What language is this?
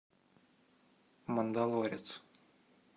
Russian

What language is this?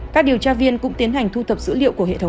Vietnamese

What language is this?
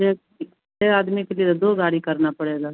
Hindi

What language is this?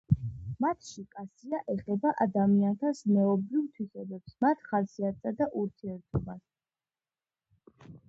Georgian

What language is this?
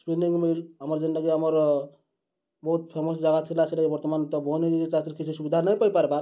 Odia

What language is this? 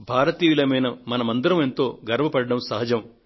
Telugu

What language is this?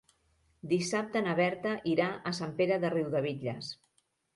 Catalan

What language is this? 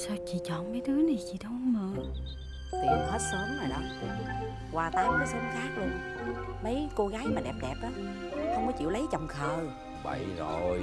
Vietnamese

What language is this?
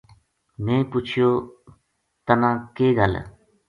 Gujari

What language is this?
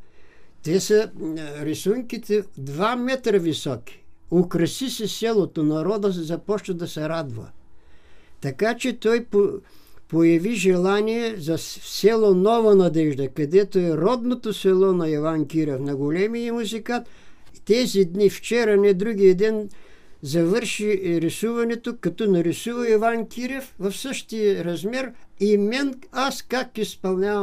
Bulgarian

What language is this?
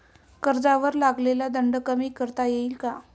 Marathi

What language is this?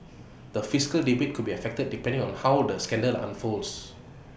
English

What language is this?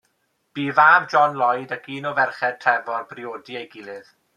Welsh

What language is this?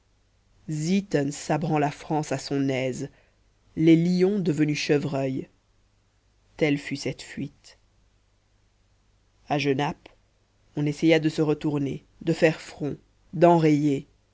French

